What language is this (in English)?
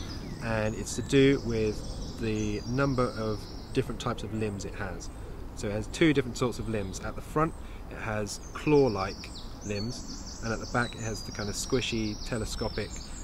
English